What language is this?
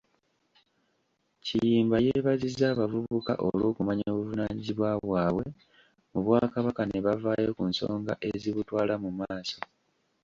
Ganda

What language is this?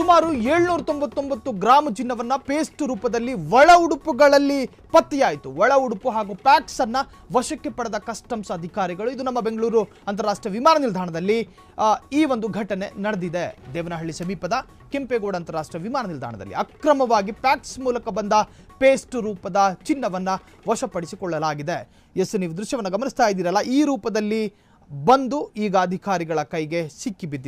Kannada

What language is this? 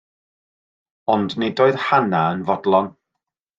Welsh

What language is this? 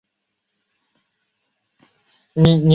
Chinese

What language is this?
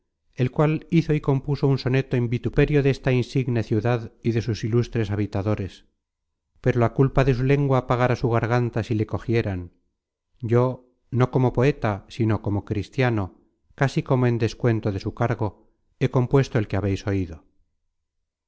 Spanish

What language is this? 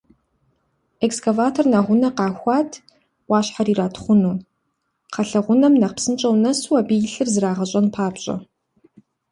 Kabardian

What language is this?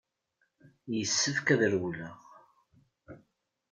Kabyle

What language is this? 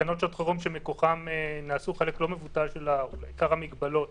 Hebrew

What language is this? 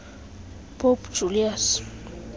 Xhosa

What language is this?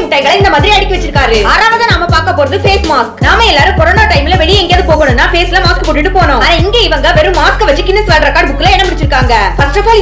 Arabic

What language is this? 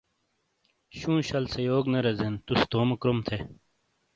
Shina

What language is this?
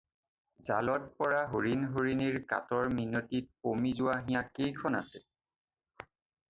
Assamese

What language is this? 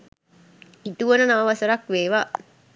Sinhala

